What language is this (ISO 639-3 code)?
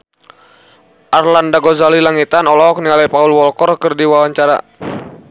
sun